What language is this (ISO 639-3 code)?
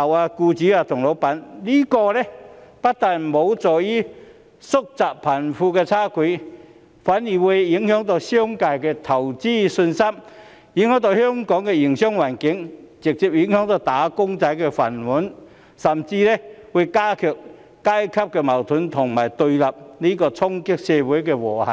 yue